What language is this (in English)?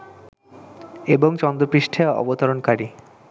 Bangla